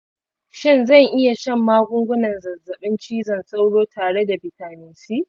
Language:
Hausa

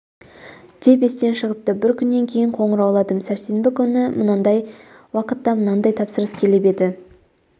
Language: Kazakh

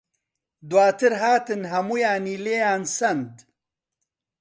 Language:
Central Kurdish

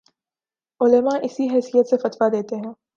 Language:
Urdu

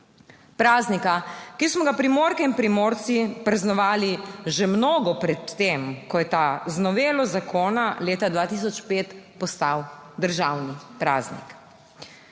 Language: Slovenian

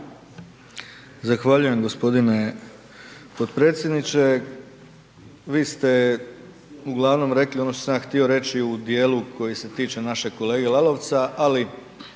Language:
Croatian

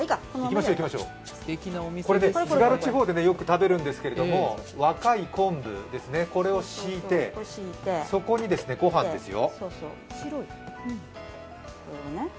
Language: Japanese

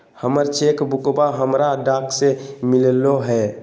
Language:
Magahi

